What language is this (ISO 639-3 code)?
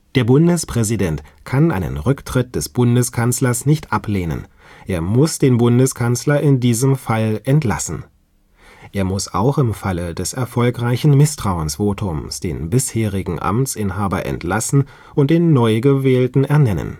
deu